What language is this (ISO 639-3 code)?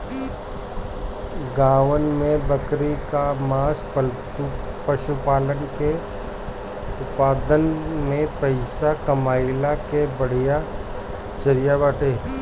bho